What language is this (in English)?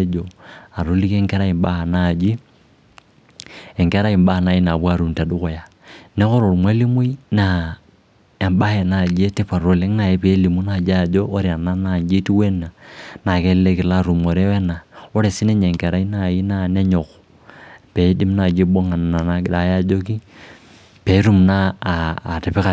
Masai